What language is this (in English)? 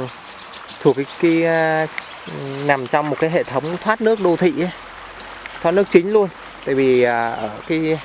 Vietnamese